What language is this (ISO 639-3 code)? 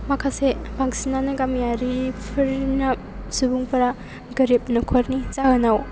brx